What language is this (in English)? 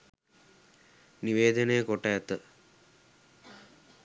Sinhala